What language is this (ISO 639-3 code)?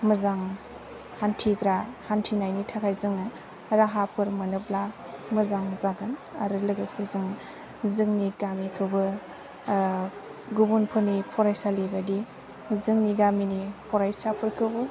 brx